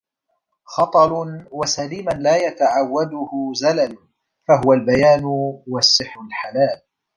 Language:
Arabic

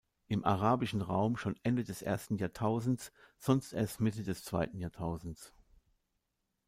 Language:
German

